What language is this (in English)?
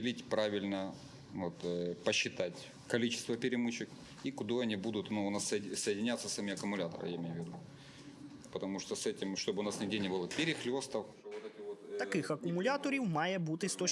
Russian